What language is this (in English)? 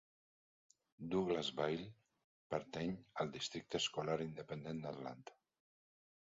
Catalan